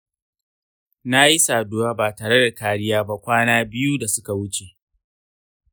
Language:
Hausa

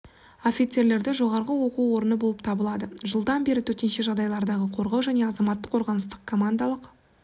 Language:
Kazakh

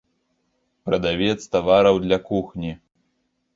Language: Belarusian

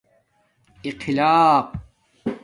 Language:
Domaaki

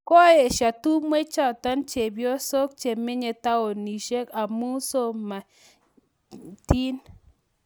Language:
Kalenjin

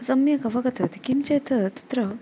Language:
Sanskrit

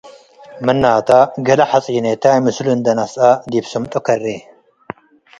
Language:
Tigre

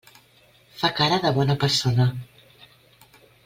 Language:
Catalan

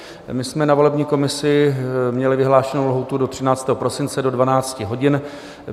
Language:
Czech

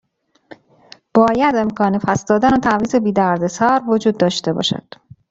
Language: Persian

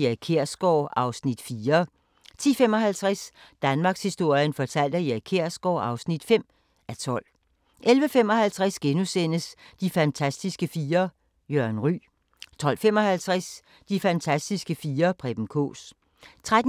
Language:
Danish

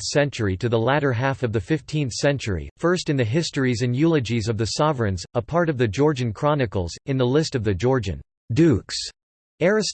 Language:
English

